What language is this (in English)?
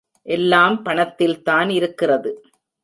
Tamil